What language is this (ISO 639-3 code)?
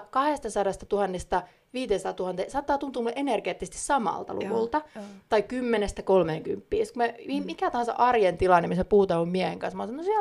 fin